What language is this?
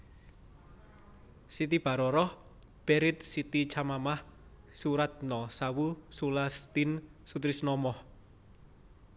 Javanese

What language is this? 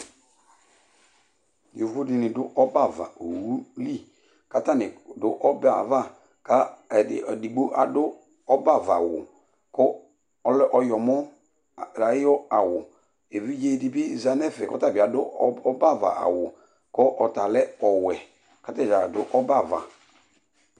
Ikposo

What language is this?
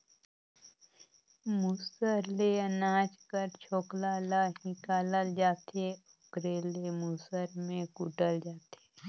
Chhattisgarhi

